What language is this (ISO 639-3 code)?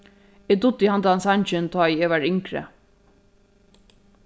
fao